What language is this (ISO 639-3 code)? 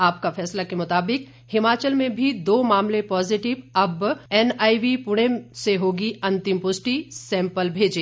hin